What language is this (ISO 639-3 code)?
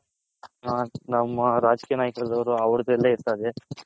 kan